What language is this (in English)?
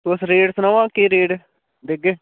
Dogri